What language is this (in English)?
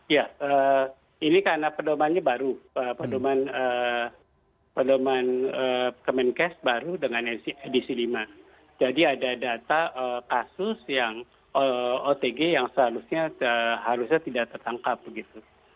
Indonesian